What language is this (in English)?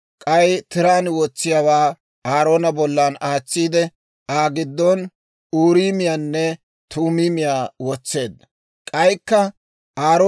Dawro